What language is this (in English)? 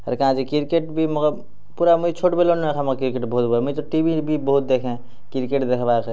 Odia